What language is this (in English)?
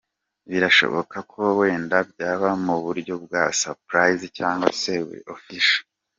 Kinyarwanda